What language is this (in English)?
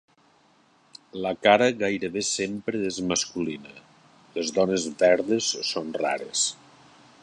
Catalan